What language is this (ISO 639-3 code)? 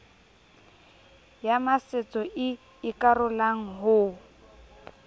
sot